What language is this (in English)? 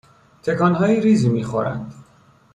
Persian